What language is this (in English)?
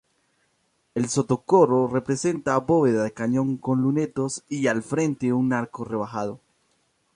Spanish